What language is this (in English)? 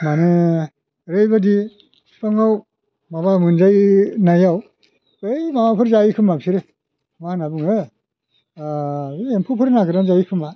Bodo